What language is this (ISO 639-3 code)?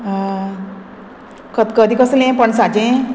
kok